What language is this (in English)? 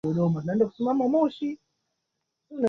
Swahili